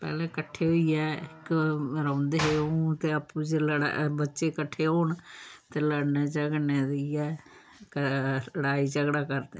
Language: Dogri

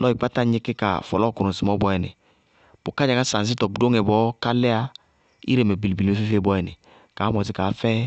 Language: Bago-Kusuntu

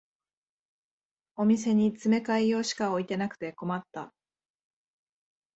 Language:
Japanese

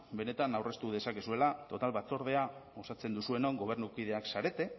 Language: Basque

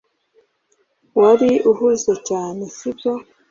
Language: Kinyarwanda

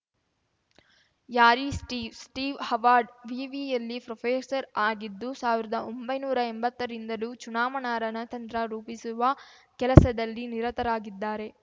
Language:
Kannada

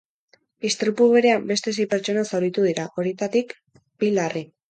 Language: Basque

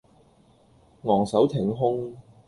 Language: Cantonese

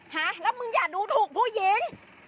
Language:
Thai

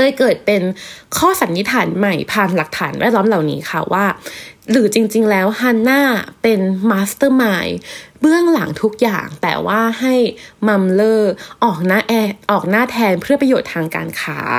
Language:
Thai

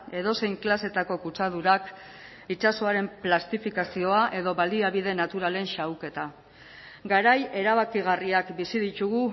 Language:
Basque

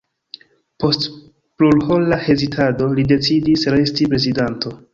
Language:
Esperanto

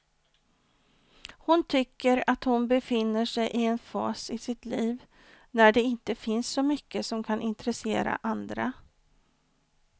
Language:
Swedish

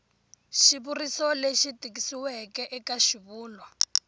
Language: Tsonga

